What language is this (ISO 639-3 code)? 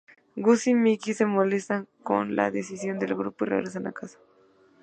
spa